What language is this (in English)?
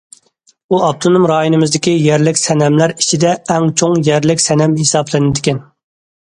Uyghur